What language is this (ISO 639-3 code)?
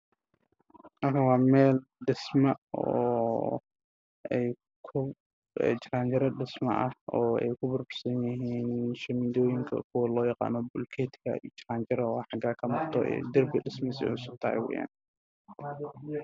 som